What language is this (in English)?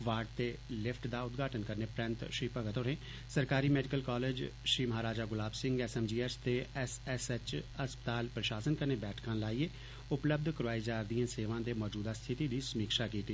Dogri